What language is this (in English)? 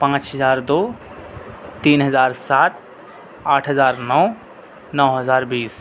Urdu